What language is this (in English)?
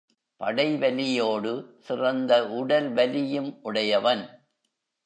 Tamil